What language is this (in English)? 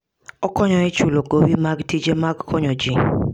Luo (Kenya and Tanzania)